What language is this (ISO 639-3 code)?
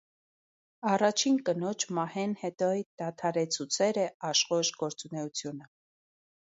hye